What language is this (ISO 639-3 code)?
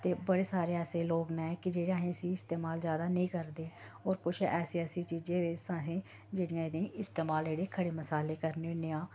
doi